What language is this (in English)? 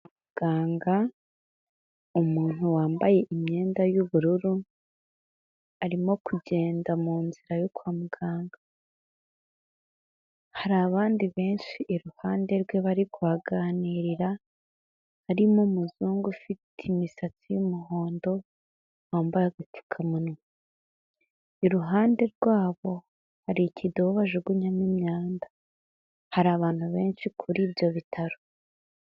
Kinyarwanda